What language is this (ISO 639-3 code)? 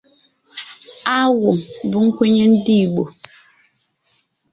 ibo